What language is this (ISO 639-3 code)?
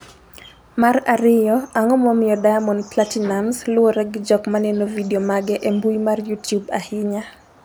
luo